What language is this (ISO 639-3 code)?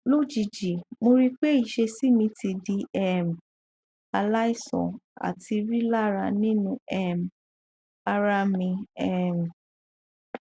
yor